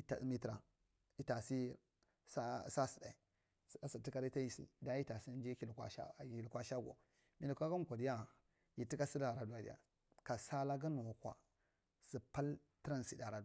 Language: Marghi Central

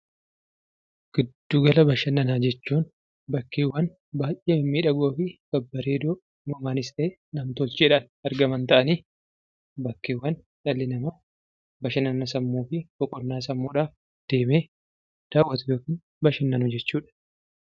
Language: Oromo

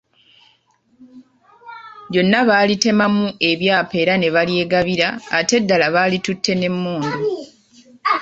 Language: Ganda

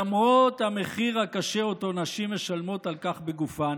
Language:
Hebrew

